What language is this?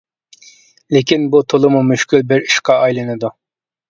Uyghur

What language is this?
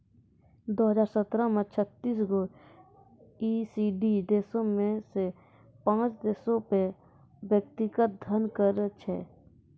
Maithili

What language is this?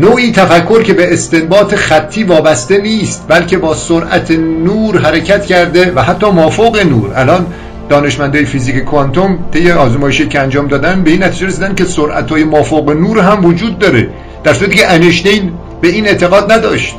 Persian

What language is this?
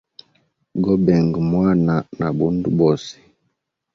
Hemba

